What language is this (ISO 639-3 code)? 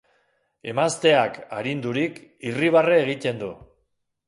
eus